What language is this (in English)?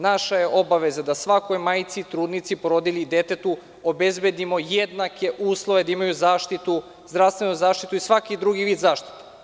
Serbian